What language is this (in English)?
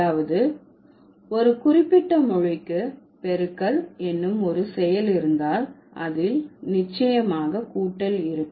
Tamil